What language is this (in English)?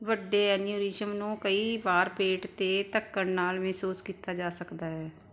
Punjabi